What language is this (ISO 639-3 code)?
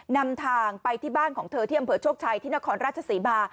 tha